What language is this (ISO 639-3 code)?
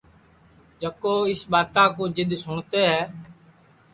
ssi